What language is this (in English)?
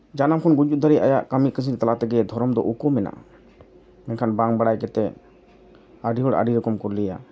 Santali